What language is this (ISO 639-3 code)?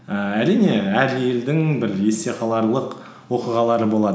kaz